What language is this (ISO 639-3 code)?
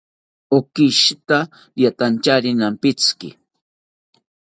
cpy